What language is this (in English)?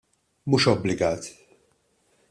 Maltese